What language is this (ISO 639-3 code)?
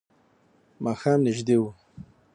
pus